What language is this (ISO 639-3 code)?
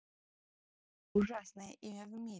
rus